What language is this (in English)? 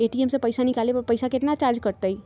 Magahi